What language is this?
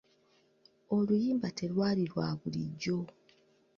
Ganda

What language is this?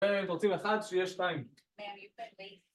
Hebrew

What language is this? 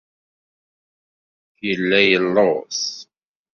Kabyle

